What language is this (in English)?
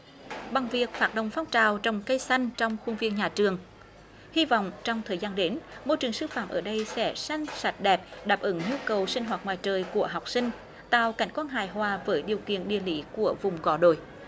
Vietnamese